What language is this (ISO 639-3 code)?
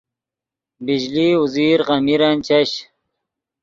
ydg